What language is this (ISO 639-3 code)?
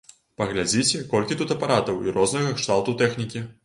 bel